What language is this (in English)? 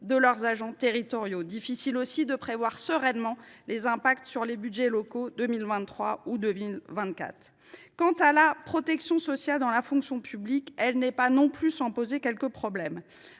French